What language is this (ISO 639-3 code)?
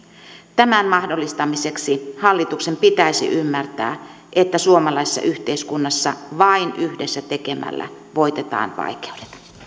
fin